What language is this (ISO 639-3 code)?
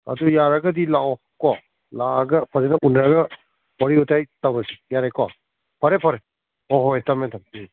mni